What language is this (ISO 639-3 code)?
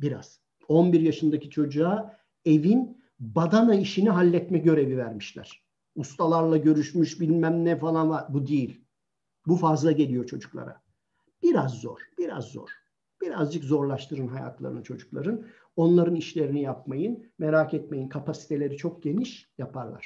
tur